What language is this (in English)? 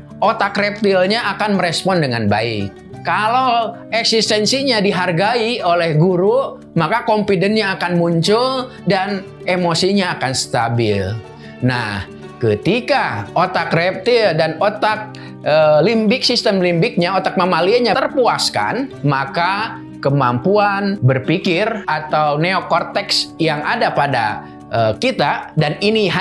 Indonesian